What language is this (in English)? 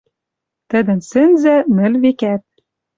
Western Mari